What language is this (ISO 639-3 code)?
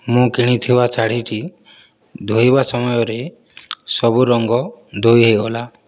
ori